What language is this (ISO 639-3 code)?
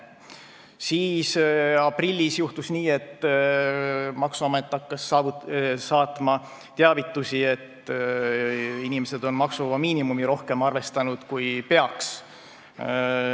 est